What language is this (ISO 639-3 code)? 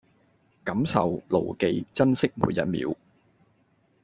yue